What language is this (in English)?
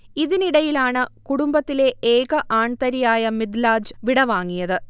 Malayalam